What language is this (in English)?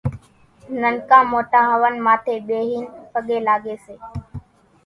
Kachi Koli